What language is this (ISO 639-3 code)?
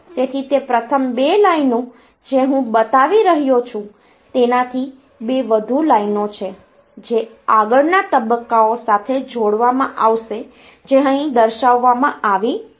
guj